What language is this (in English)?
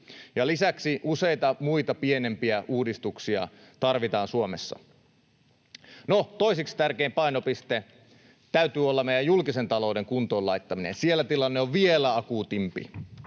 Finnish